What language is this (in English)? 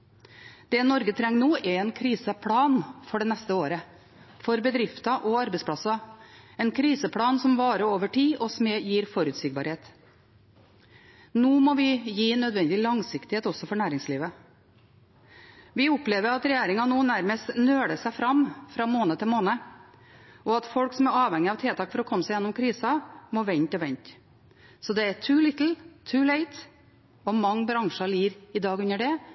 Norwegian Bokmål